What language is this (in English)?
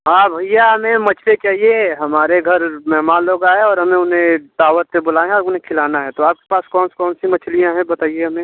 Hindi